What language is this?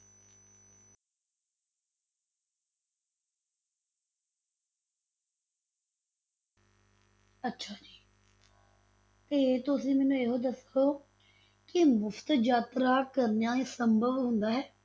Punjabi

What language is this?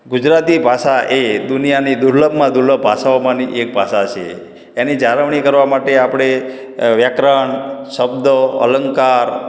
Gujarati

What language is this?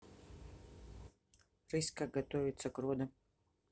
Russian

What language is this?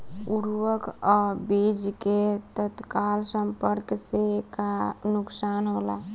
Bhojpuri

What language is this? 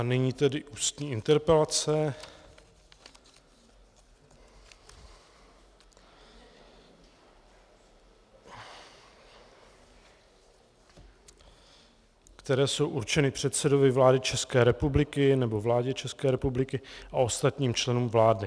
Czech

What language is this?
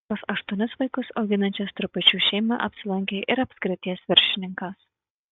Lithuanian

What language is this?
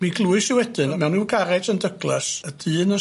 Welsh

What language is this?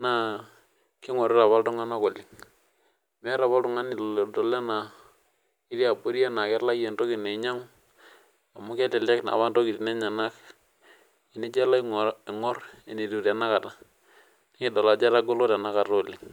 Masai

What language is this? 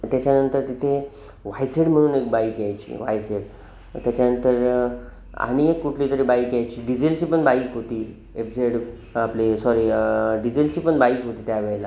Marathi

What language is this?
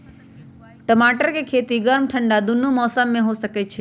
Magahi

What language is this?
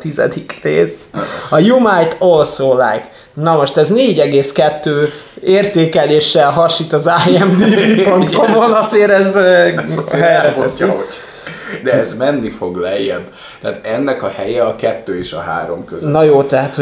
Hungarian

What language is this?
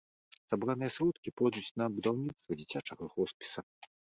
Belarusian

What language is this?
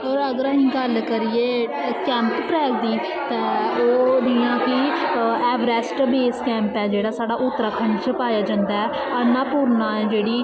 Dogri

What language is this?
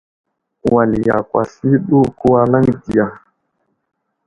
Wuzlam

